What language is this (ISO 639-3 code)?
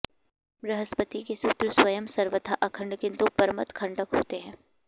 san